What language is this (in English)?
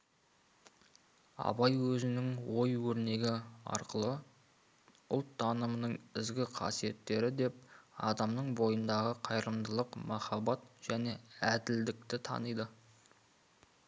Kazakh